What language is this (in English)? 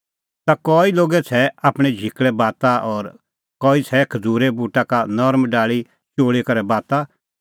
Kullu Pahari